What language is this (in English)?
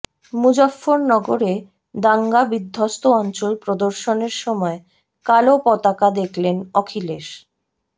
Bangla